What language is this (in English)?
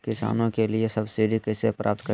Magahi